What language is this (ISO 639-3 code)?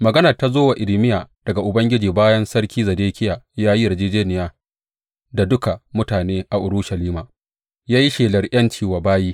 hau